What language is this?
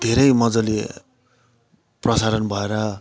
Nepali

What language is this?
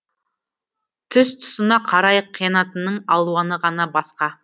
Kazakh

